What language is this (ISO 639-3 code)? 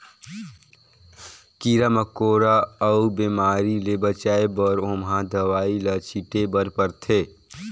hne